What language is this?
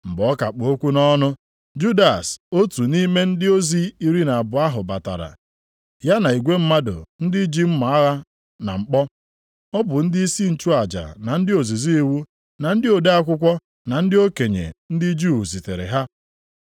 Igbo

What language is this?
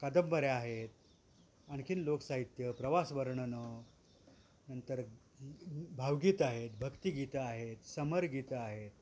Marathi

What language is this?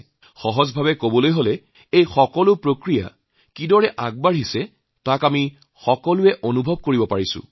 Assamese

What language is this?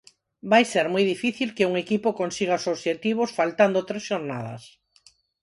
Galician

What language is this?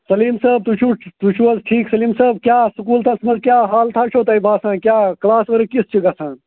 Kashmiri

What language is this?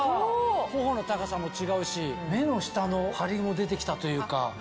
Japanese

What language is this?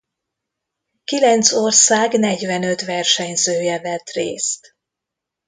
Hungarian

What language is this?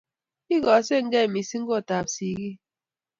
Kalenjin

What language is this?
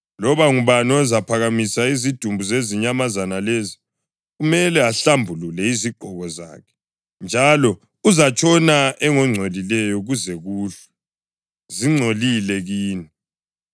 North Ndebele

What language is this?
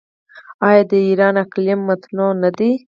Pashto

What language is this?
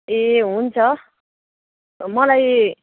Nepali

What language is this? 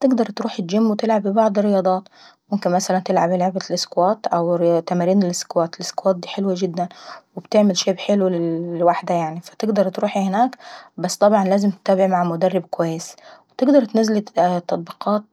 Saidi Arabic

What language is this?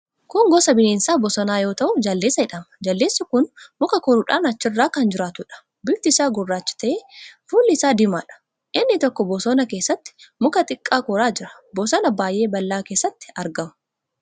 Oromo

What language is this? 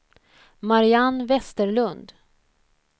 Swedish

